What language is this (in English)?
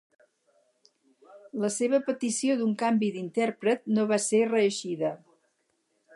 Catalan